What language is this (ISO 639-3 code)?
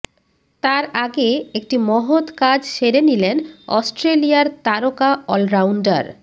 ben